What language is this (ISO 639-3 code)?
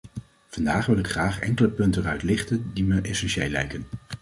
nld